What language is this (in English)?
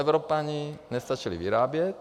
Czech